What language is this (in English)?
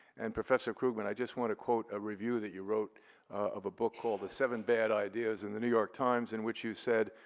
English